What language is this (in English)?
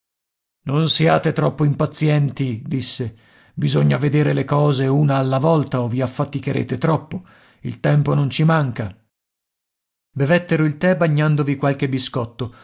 Italian